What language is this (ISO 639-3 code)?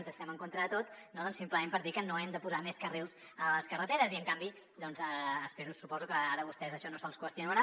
cat